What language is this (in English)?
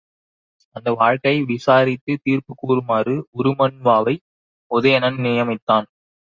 Tamil